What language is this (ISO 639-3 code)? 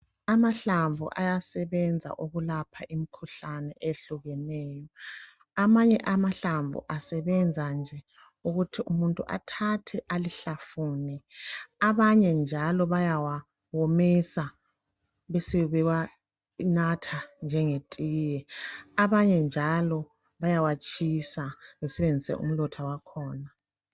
nde